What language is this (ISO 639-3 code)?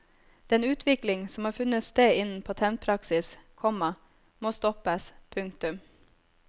nor